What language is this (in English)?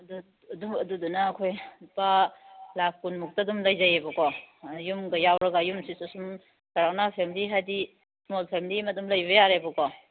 Manipuri